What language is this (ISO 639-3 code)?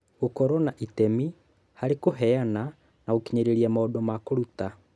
kik